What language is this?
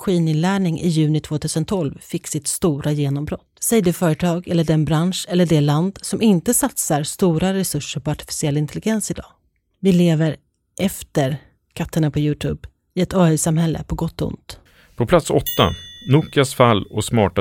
Swedish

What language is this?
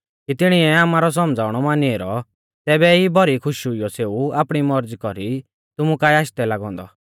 Mahasu Pahari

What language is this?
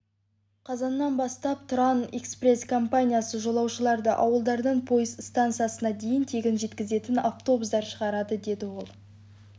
Kazakh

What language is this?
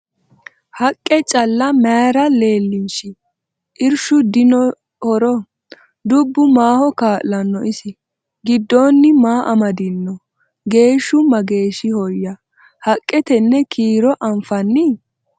Sidamo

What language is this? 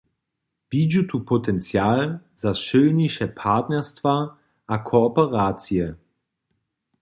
Upper Sorbian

